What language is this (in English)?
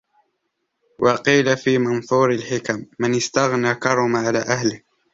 Arabic